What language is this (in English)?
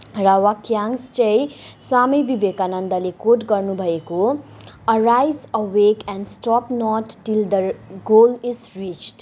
Nepali